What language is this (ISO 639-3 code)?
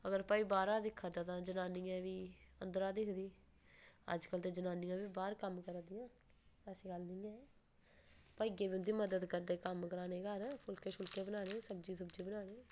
doi